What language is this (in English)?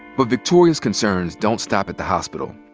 English